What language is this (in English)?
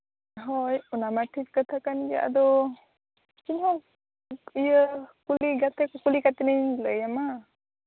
Santali